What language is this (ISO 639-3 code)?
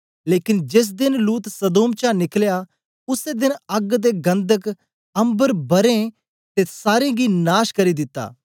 doi